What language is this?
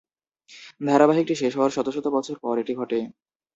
Bangla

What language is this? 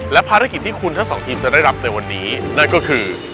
Thai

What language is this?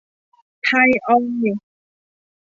Thai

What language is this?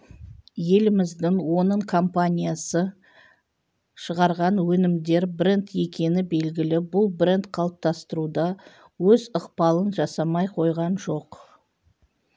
Kazakh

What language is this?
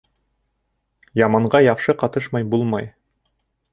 Bashkir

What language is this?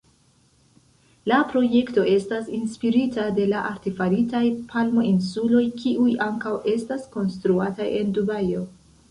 Esperanto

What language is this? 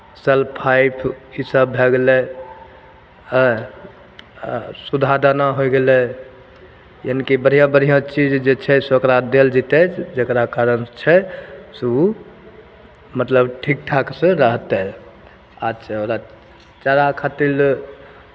Maithili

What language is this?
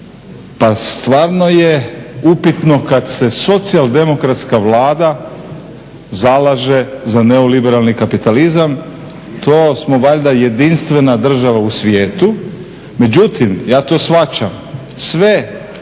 Croatian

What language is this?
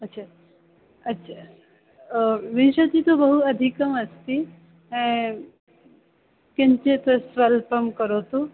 Sanskrit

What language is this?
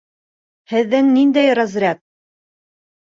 Bashkir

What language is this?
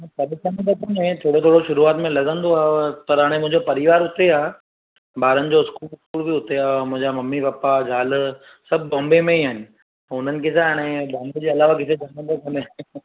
Sindhi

